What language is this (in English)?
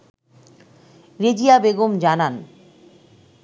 Bangla